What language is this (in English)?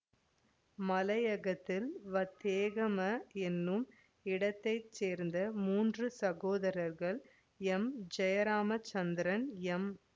Tamil